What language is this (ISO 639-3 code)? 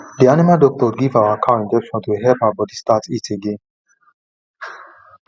pcm